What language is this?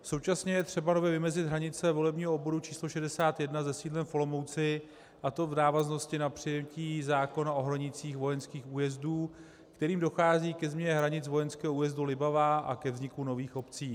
Czech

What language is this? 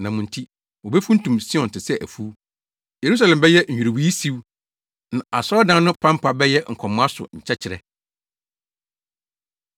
Akan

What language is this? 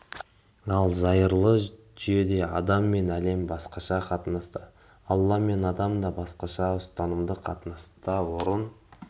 Kazakh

